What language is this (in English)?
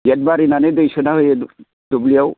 Bodo